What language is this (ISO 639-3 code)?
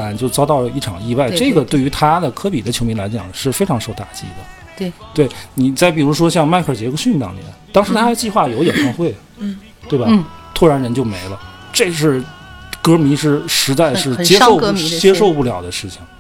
zho